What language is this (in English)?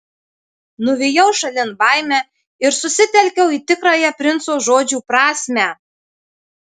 Lithuanian